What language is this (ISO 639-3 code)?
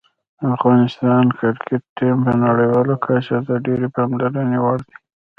pus